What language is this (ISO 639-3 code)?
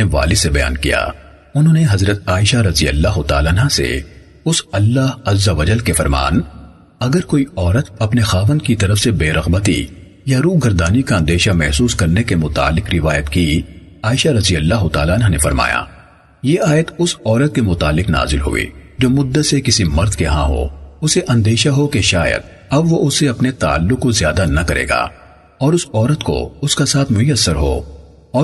urd